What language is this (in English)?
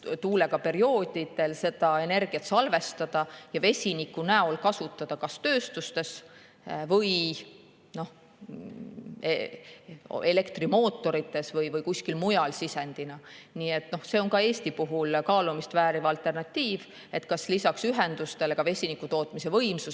Estonian